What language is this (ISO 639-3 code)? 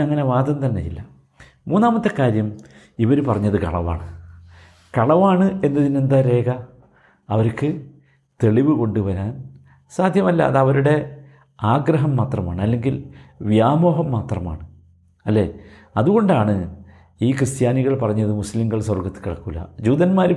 mal